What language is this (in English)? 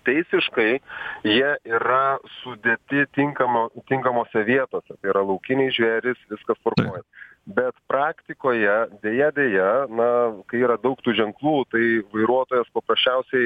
Lithuanian